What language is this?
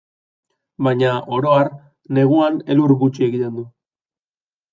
Basque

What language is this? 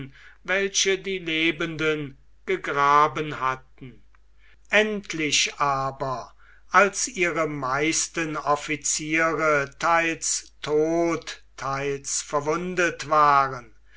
German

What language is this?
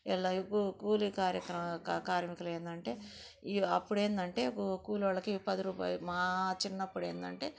Telugu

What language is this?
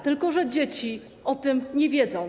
Polish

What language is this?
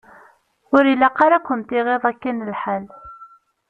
Kabyle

